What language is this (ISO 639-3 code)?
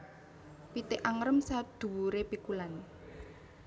jav